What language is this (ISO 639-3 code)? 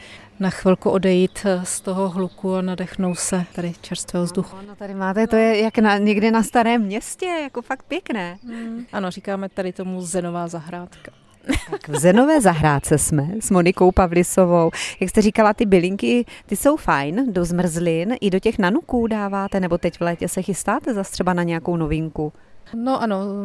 ces